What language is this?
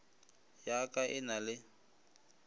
Northern Sotho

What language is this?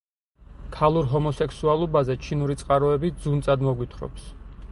Georgian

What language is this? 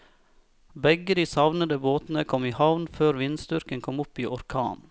Norwegian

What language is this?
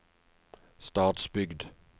Norwegian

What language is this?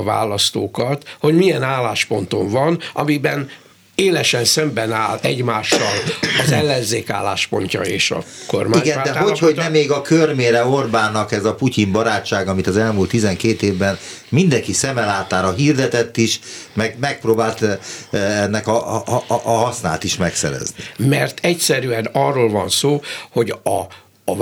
Hungarian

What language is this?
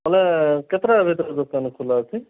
Odia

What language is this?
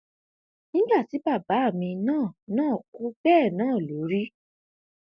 Yoruba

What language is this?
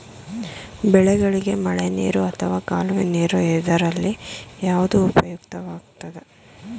Kannada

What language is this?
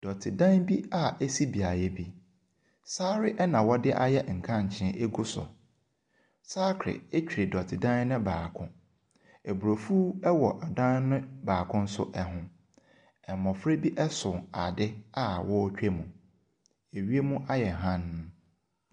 Akan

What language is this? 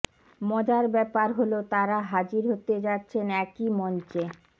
Bangla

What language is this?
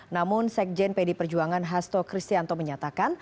Indonesian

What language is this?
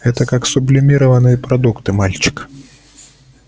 Russian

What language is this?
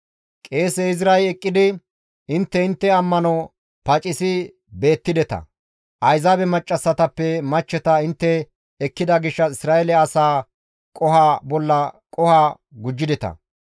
Gamo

